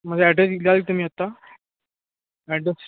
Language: Marathi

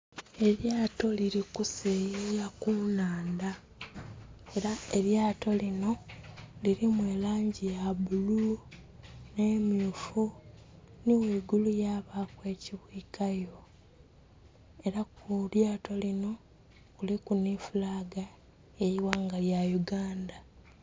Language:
Soga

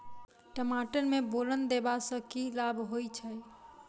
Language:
Maithili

